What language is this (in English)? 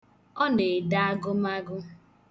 Igbo